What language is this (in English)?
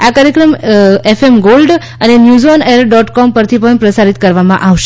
Gujarati